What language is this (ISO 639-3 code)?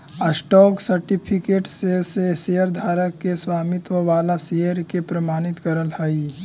mag